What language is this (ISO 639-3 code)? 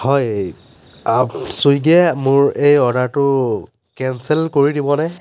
asm